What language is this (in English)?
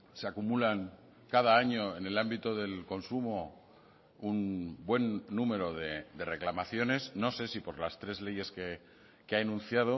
Spanish